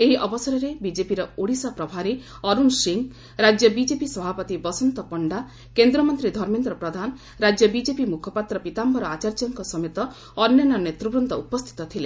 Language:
Odia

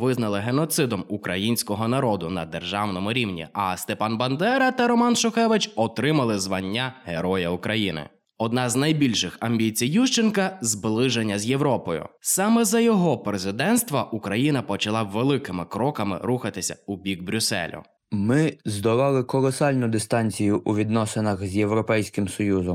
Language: Ukrainian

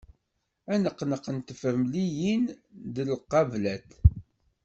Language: Kabyle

